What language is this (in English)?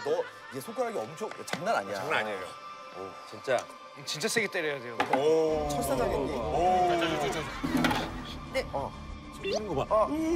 Korean